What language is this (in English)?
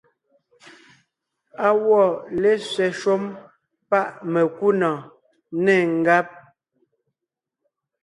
Ngiemboon